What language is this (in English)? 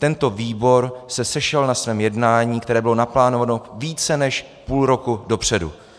Czech